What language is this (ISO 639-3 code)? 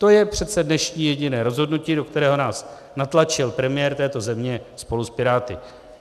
ces